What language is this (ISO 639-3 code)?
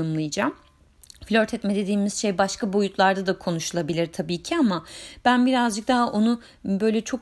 tur